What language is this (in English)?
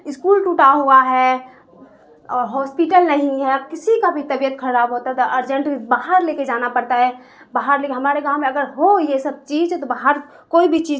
Urdu